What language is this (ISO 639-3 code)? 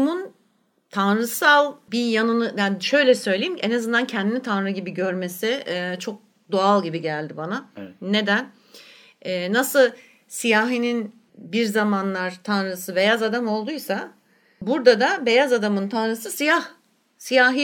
tur